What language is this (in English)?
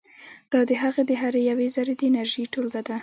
Pashto